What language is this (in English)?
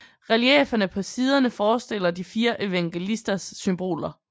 Danish